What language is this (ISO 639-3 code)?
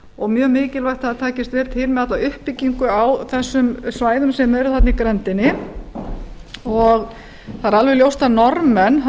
isl